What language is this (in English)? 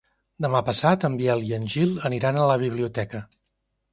Catalan